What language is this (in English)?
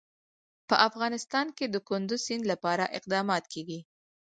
Pashto